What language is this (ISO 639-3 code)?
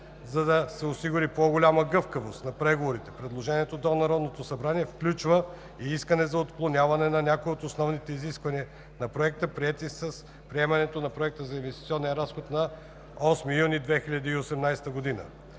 bul